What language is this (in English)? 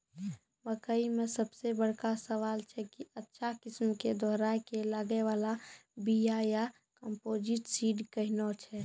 Maithili